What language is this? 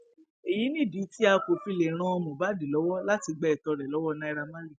Yoruba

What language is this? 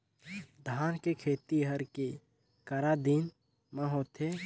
Chhattisgarhi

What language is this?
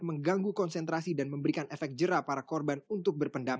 Indonesian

